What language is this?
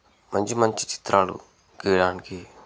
Telugu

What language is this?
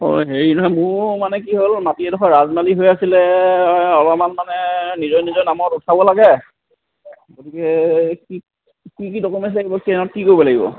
Assamese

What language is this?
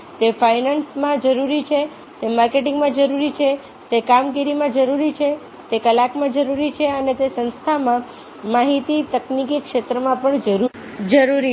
Gujarati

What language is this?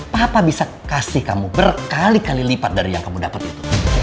Indonesian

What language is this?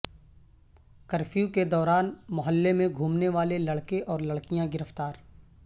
Urdu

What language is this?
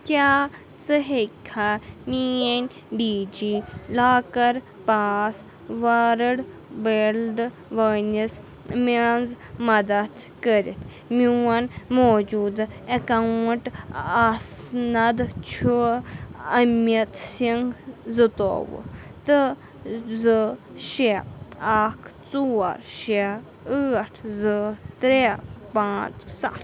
Kashmiri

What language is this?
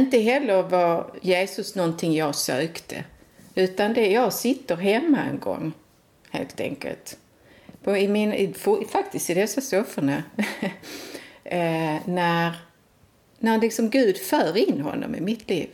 Swedish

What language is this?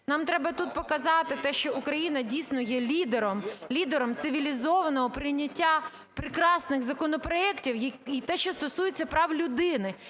Ukrainian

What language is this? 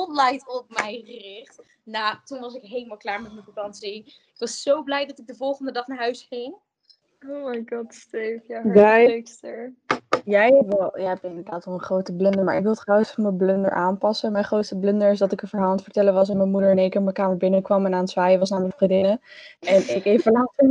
Dutch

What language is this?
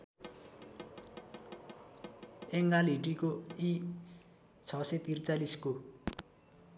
Nepali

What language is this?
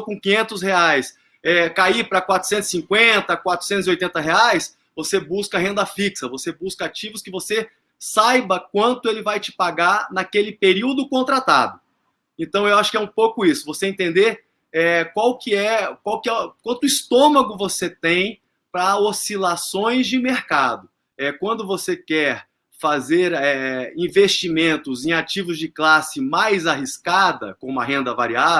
Portuguese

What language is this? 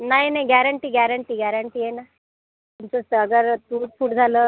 Marathi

